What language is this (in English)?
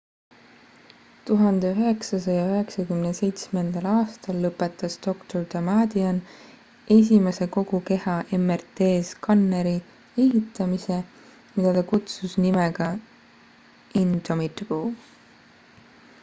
Estonian